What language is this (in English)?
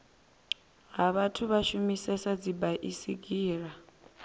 Venda